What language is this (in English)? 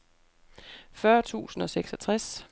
Danish